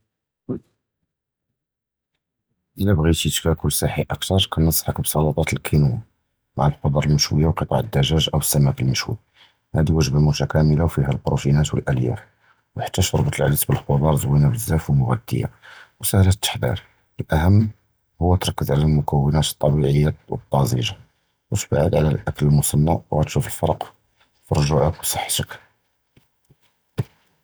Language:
Judeo-Arabic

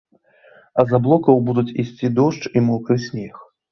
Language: Belarusian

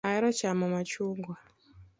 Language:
Luo (Kenya and Tanzania)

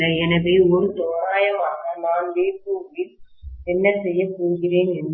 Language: Tamil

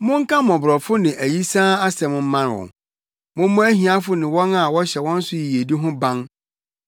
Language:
Akan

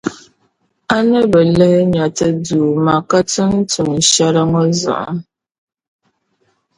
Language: Dagbani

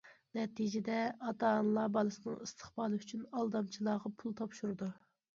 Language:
Uyghur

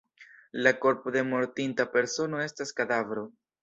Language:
Esperanto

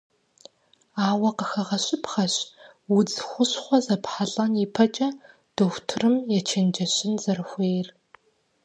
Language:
Kabardian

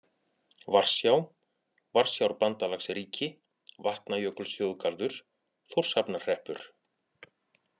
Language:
Icelandic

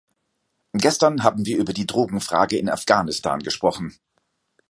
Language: German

